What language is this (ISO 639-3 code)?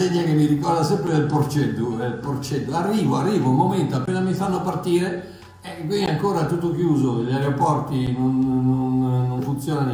ita